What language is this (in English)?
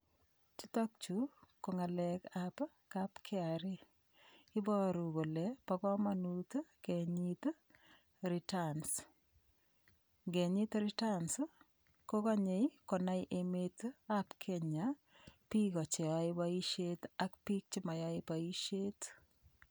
Kalenjin